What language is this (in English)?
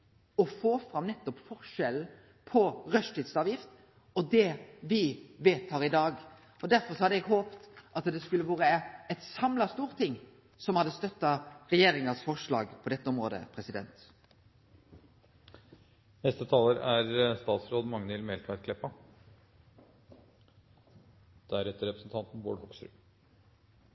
Norwegian Nynorsk